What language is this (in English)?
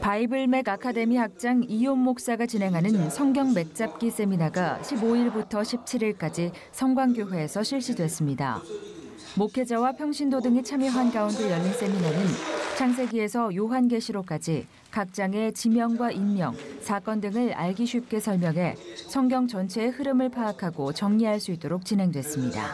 Korean